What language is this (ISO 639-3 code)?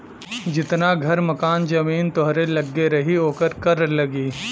bho